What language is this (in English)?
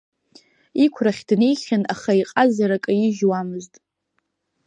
Abkhazian